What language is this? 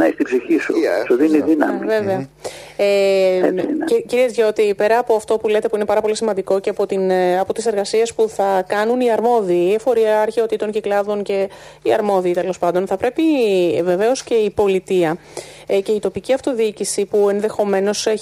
Greek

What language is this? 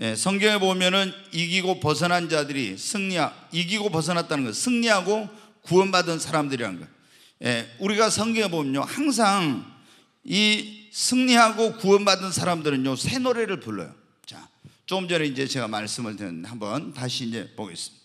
Korean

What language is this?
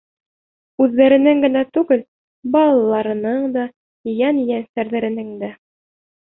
Bashkir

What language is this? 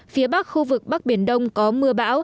Vietnamese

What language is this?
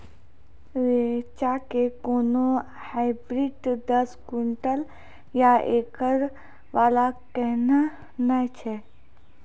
Maithili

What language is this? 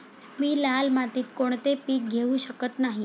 Marathi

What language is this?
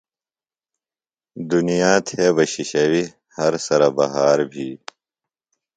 Phalura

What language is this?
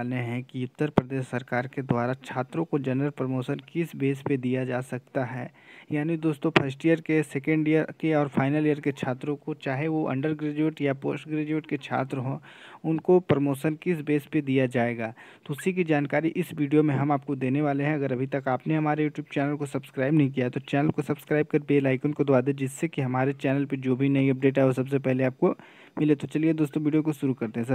Hindi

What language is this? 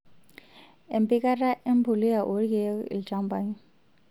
Masai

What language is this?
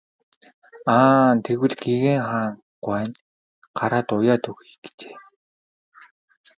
Mongolian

